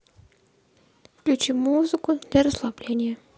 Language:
Russian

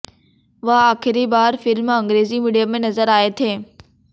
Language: Hindi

